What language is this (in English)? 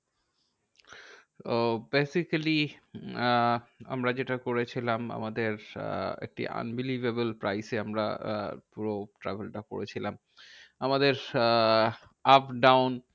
Bangla